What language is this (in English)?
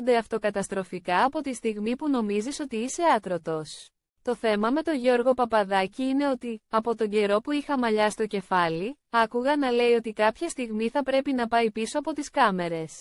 Greek